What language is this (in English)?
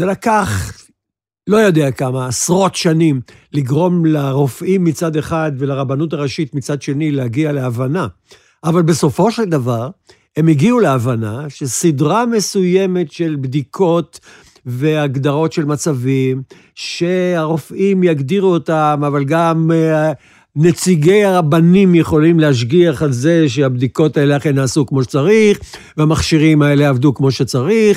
Hebrew